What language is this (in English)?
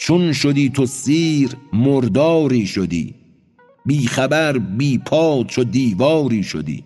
Persian